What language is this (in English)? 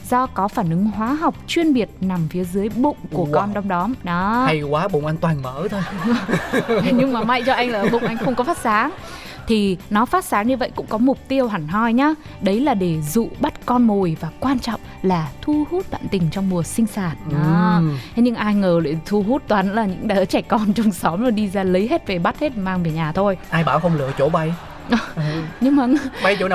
Vietnamese